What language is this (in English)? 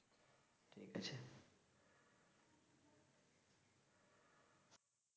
Bangla